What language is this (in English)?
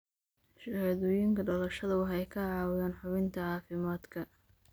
Somali